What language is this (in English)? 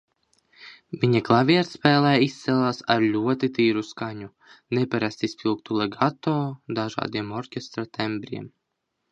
Latvian